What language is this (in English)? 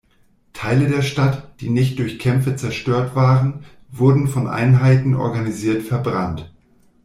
German